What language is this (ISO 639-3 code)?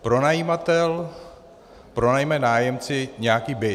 ces